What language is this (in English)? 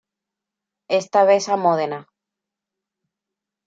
Spanish